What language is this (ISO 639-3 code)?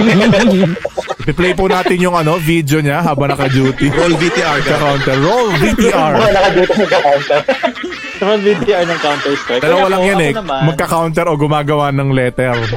fil